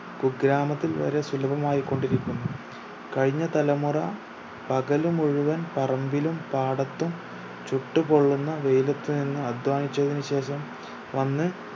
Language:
Malayalam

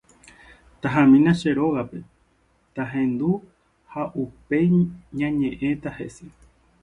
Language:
Guarani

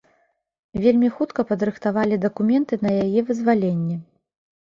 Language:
Belarusian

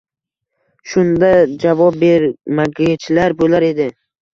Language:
Uzbek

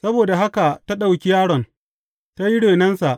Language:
Hausa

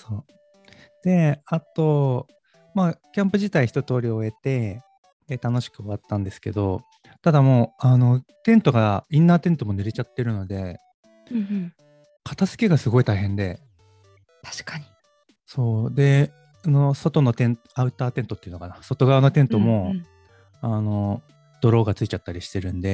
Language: Japanese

